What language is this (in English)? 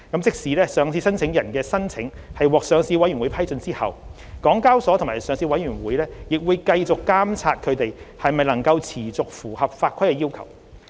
Cantonese